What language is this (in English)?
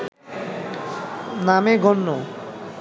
Bangla